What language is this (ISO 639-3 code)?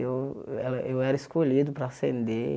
por